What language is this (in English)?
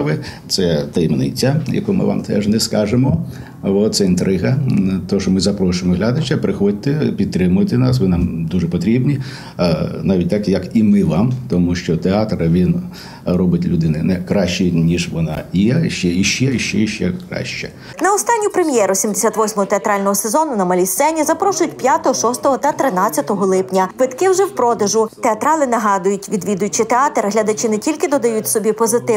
Ukrainian